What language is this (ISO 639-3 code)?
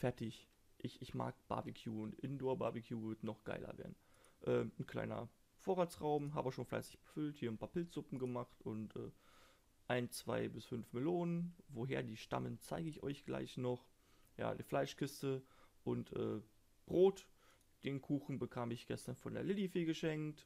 deu